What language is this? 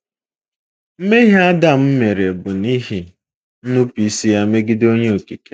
Igbo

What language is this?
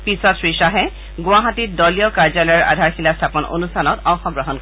Assamese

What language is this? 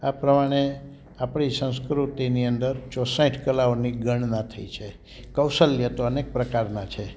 Gujarati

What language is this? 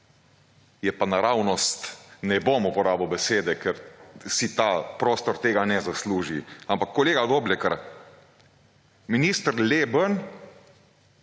Slovenian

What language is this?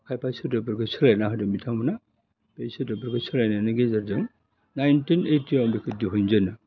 Bodo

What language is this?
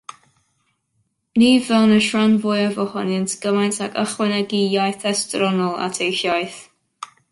Welsh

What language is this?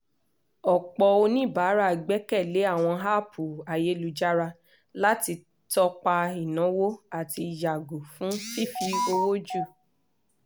Yoruba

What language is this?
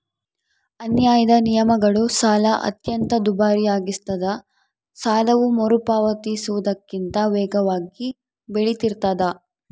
Kannada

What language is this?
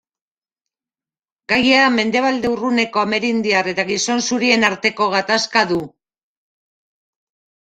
Basque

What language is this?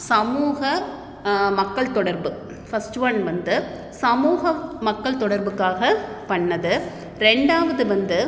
Tamil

